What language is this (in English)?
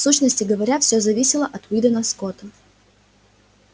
Russian